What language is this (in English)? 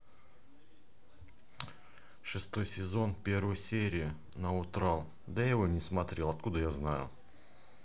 Russian